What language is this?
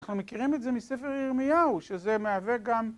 Hebrew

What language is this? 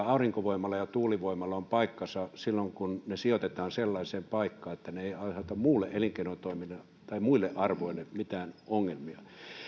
Finnish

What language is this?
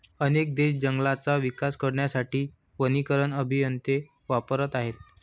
Marathi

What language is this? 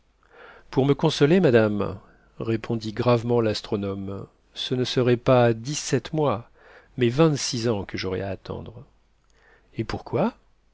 French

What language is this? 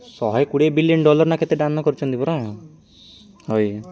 Odia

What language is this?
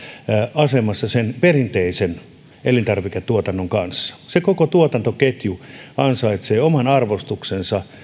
Finnish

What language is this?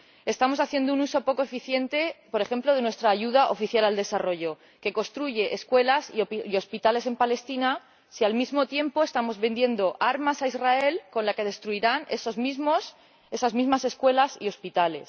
Spanish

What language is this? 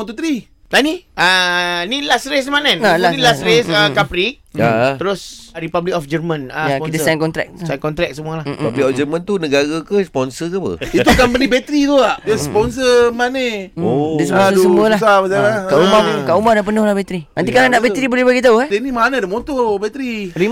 Malay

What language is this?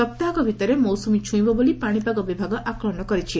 Odia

